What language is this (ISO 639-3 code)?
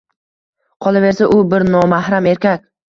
uzb